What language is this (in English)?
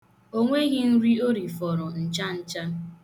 Igbo